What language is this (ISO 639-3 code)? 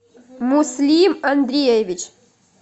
rus